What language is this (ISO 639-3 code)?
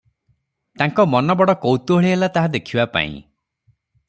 ori